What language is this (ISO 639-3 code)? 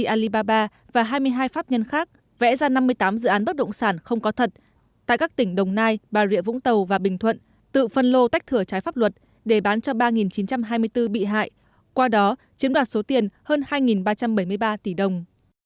vie